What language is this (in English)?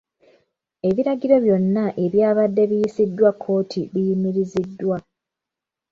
Ganda